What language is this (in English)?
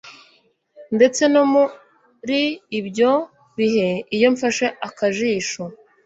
Kinyarwanda